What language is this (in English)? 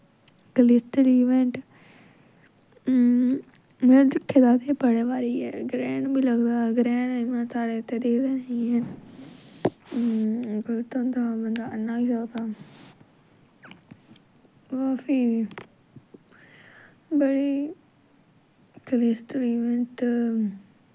Dogri